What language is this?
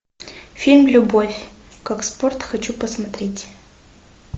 Russian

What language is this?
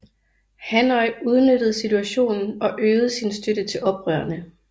Danish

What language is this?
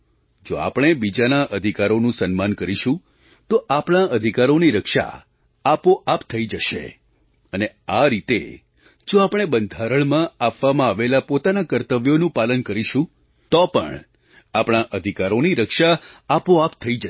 Gujarati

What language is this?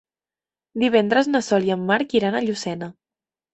Catalan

